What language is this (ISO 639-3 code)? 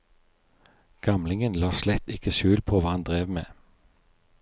nor